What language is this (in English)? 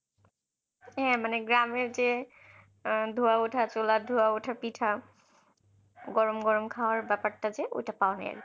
Bangla